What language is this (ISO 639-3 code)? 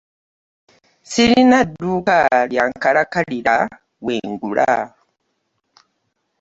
lug